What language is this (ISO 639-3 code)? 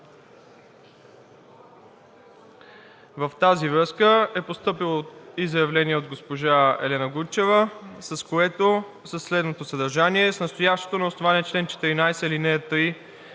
bul